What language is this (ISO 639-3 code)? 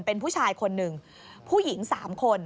tha